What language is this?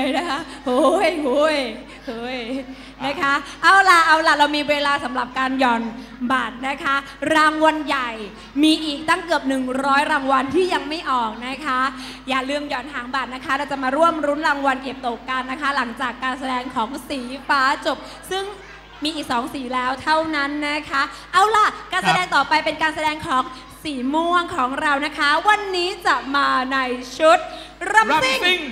Thai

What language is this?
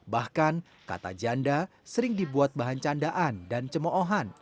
Indonesian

